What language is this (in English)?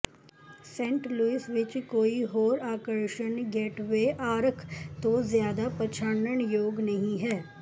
Punjabi